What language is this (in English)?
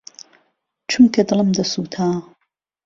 Central Kurdish